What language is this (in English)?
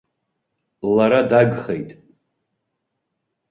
Abkhazian